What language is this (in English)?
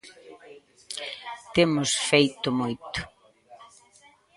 Galician